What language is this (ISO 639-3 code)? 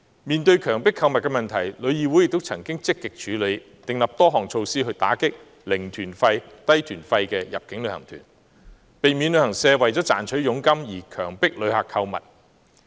yue